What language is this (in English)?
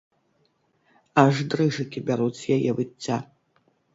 Belarusian